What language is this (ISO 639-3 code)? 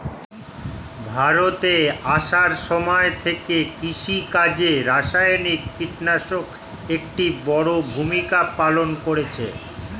ben